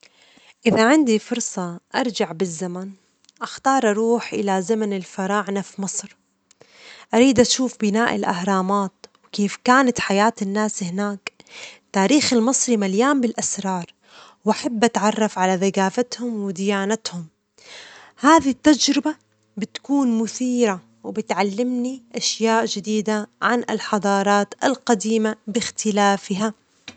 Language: Omani Arabic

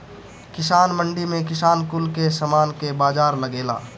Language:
Bhojpuri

